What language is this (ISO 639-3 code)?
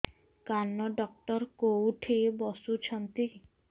ori